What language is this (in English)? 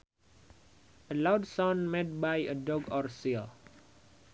Sundanese